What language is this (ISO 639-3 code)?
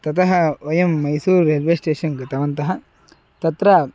san